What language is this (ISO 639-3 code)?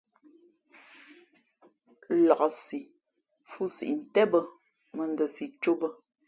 fmp